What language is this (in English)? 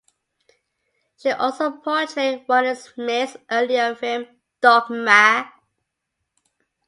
English